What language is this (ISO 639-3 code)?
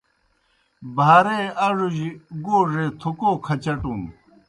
plk